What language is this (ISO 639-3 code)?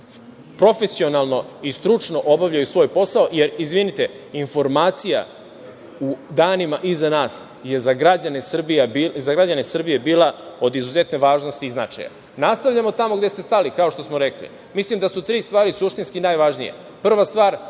srp